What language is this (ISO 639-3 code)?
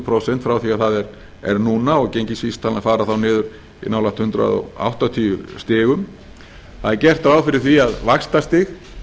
isl